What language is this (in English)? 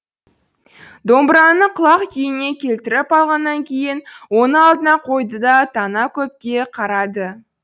Kazakh